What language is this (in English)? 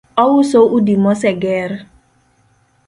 Luo (Kenya and Tanzania)